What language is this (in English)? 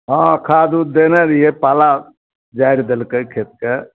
Maithili